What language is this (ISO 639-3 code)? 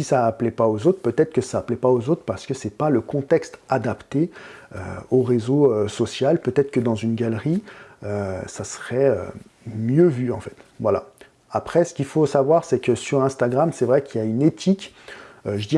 fra